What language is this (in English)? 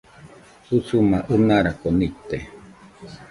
Nüpode Huitoto